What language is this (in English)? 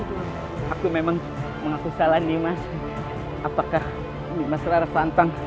Indonesian